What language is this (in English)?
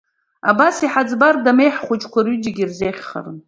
Abkhazian